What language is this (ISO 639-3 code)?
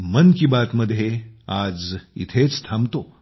mar